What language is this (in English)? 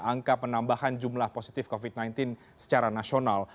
Indonesian